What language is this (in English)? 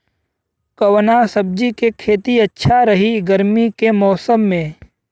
Bhojpuri